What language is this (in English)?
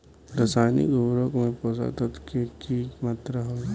Bhojpuri